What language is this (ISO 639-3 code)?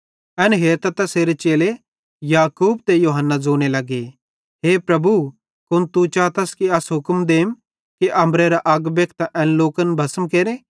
bhd